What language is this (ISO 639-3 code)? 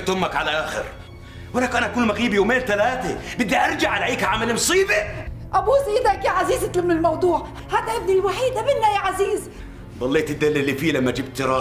ara